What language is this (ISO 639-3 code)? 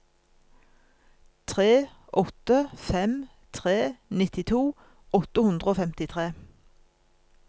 nor